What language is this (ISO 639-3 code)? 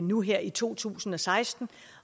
dan